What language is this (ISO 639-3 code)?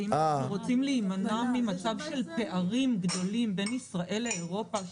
heb